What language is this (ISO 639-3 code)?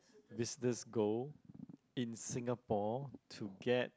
eng